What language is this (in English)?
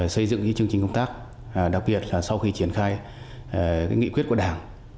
Vietnamese